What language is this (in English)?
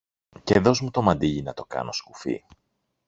Greek